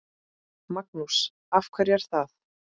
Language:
Icelandic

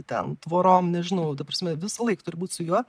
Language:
Lithuanian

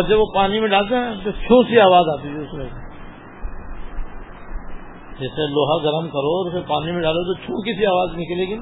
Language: Urdu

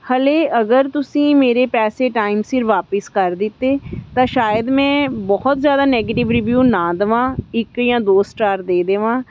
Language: Punjabi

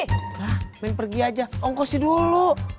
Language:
Indonesian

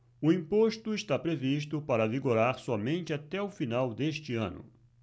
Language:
Portuguese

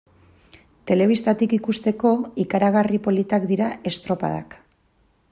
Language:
Basque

